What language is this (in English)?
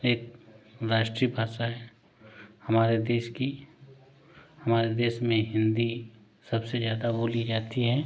Hindi